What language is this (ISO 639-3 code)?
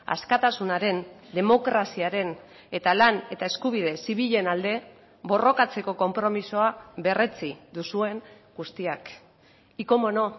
eus